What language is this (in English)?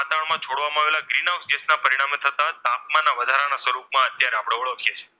Gujarati